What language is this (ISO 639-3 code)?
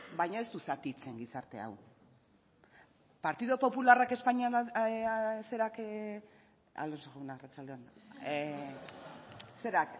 eus